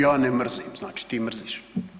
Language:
Croatian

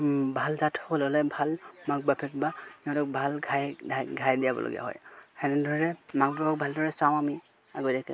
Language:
Assamese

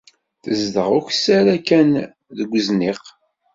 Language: Kabyle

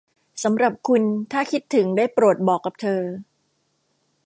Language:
Thai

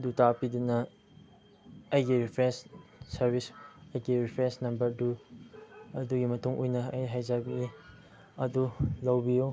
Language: Manipuri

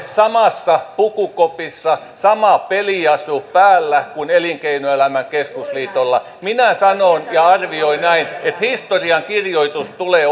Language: Finnish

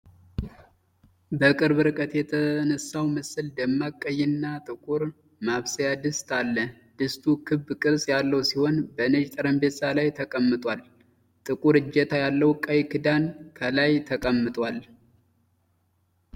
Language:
Amharic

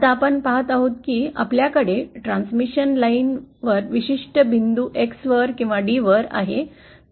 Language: Marathi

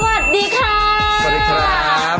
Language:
Thai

